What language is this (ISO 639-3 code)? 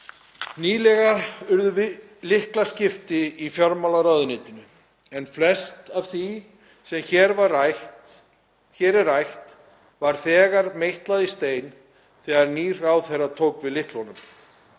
isl